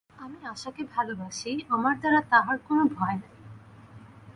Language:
Bangla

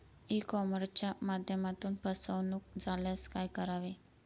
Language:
Marathi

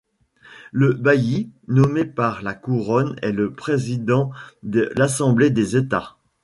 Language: French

